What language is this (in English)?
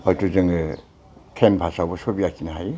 Bodo